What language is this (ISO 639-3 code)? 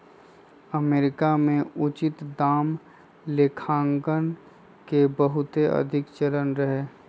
mag